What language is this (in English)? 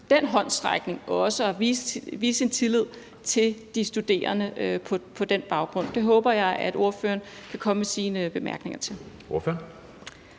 Danish